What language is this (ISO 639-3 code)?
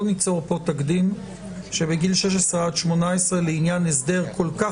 heb